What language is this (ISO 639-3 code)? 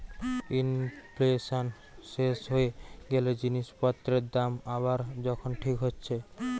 ben